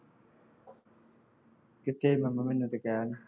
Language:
Punjabi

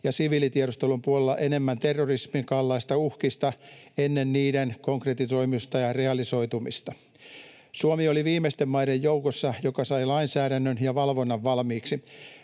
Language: Finnish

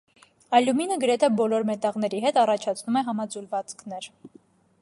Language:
Armenian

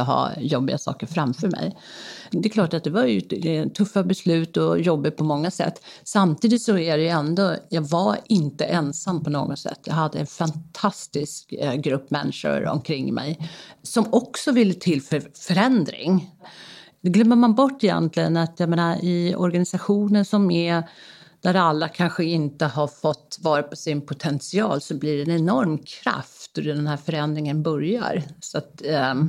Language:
Swedish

